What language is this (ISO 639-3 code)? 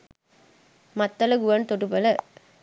sin